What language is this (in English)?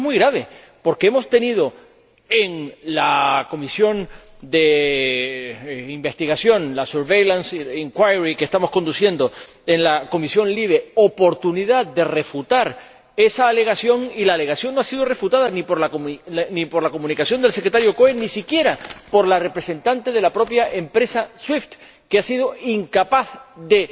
Spanish